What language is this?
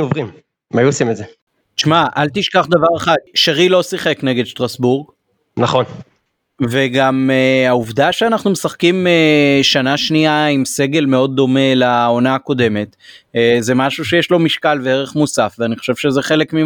Hebrew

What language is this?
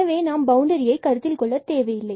Tamil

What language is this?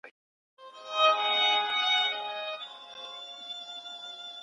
Pashto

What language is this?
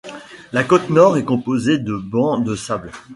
French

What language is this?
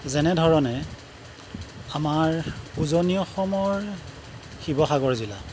Assamese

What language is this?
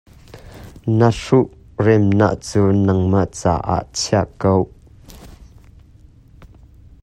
Hakha Chin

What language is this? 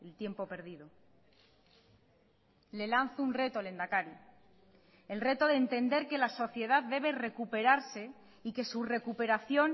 Spanish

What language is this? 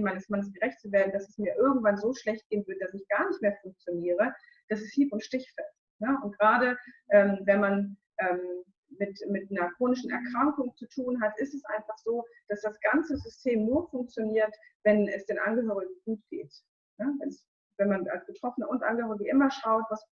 German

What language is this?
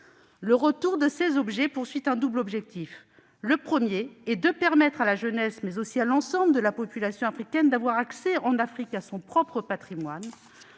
French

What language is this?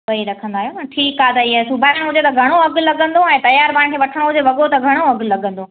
Sindhi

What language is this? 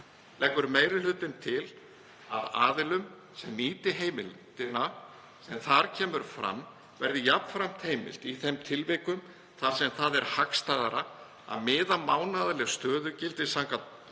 Icelandic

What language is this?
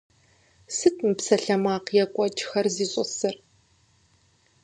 Kabardian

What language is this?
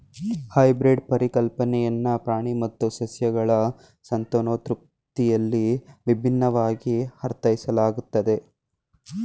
Kannada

